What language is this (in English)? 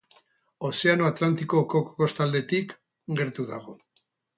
Basque